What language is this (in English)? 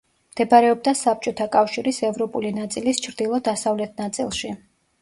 Georgian